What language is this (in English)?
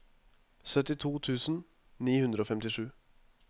Norwegian